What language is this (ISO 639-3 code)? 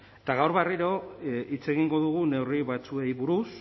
eus